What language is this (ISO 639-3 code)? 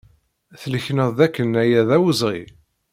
kab